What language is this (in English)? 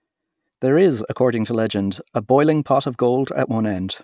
English